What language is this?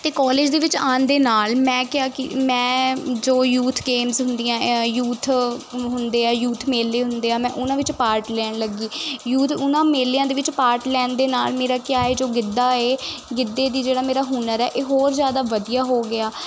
Punjabi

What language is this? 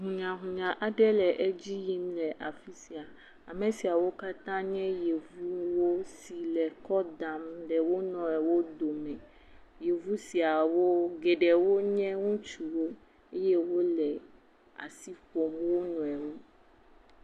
Ewe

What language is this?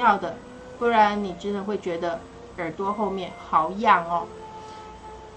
Chinese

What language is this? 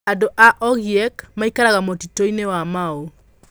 Kikuyu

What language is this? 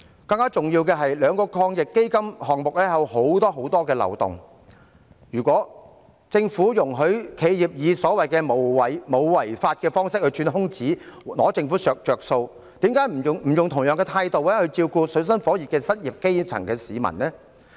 Cantonese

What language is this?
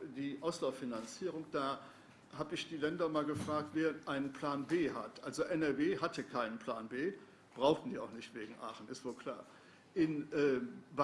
German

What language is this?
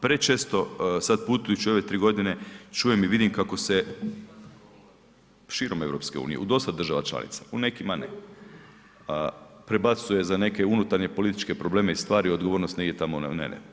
Croatian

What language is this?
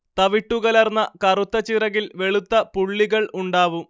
Malayalam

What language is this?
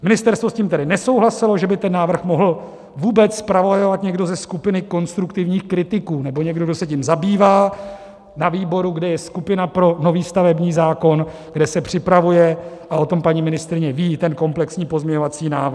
Czech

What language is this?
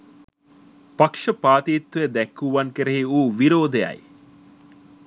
Sinhala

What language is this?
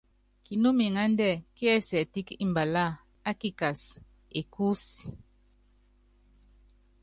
Yangben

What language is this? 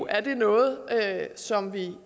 Danish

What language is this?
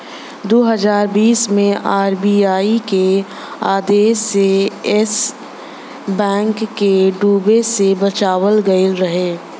Bhojpuri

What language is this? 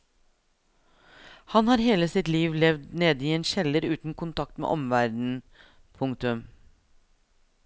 Norwegian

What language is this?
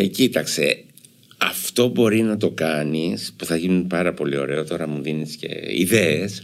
Greek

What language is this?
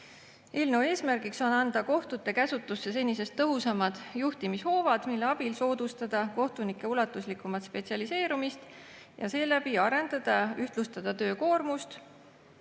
Estonian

